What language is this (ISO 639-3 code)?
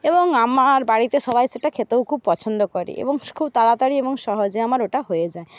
ben